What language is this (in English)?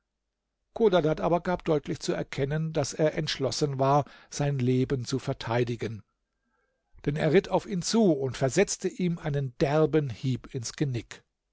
German